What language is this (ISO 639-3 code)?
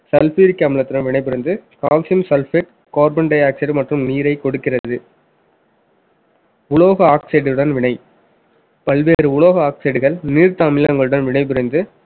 tam